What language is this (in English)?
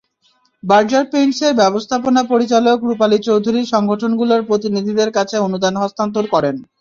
Bangla